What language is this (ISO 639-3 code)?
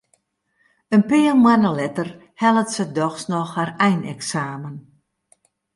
fry